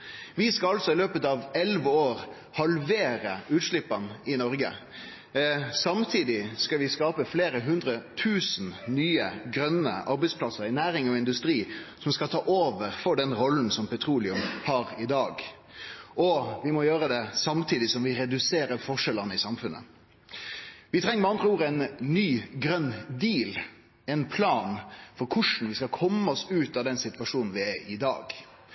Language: Norwegian Nynorsk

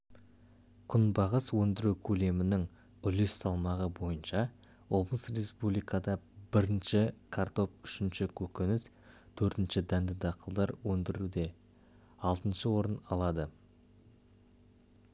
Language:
Kazakh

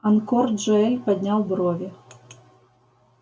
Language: Russian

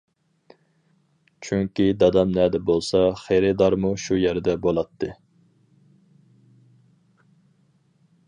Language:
Uyghur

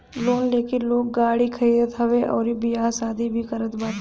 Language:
Bhojpuri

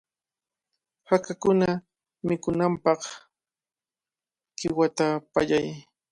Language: Cajatambo North Lima Quechua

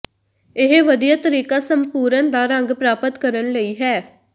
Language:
Punjabi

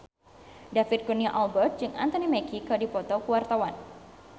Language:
Sundanese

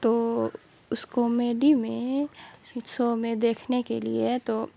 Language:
Urdu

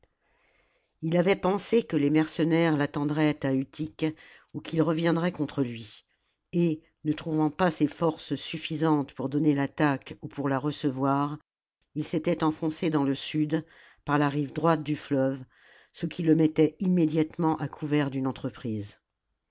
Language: French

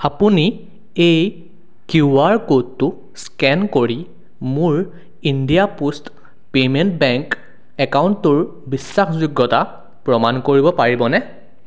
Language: Assamese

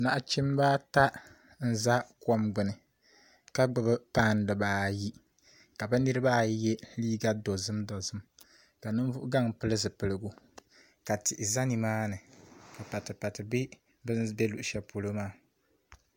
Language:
Dagbani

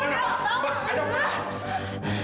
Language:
Indonesian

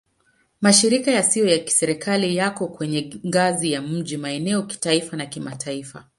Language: Swahili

